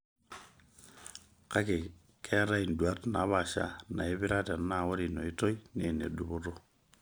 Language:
Masai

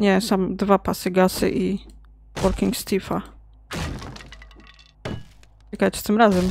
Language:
Polish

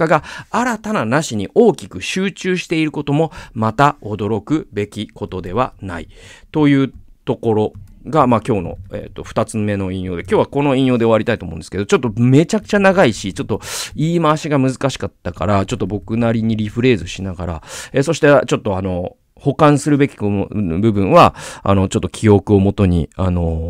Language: Japanese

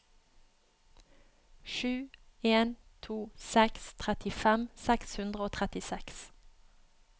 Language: Norwegian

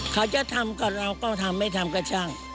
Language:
Thai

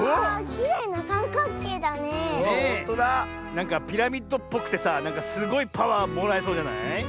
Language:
Japanese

